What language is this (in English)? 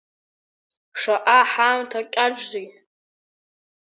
Abkhazian